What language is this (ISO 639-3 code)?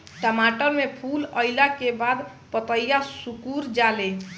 bho